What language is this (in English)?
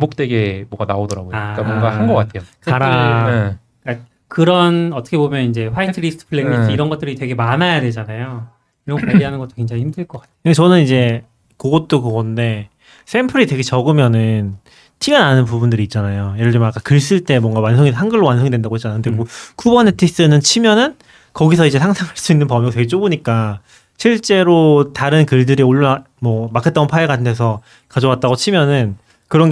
Korean